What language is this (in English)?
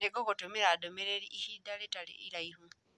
Kikuyu